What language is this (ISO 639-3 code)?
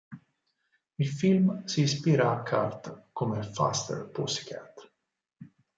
ita